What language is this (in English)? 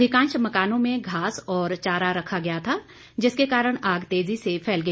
Hindi